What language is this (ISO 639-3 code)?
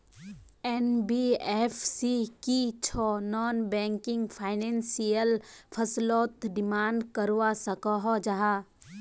mag